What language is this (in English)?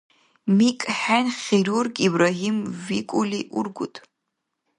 Dargwa